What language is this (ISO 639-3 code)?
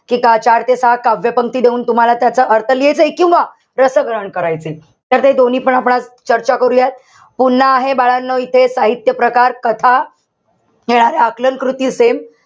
mar